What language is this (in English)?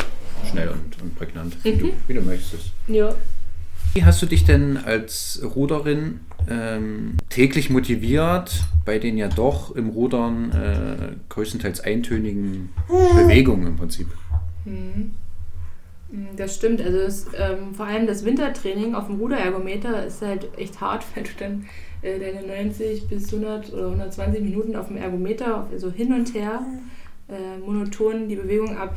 German